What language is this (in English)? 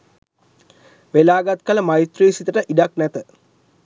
Sinhala